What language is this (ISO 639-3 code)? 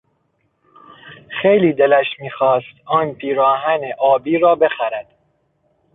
fas